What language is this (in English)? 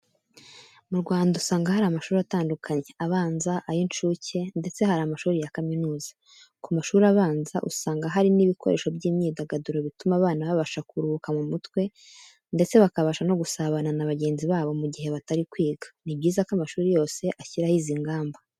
Kinyarwanda